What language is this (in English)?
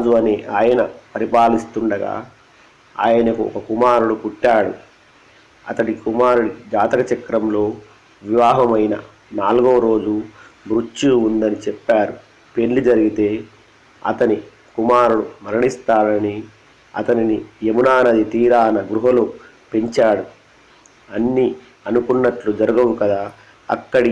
Telugu